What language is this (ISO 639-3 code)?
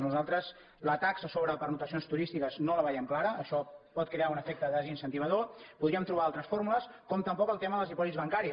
cat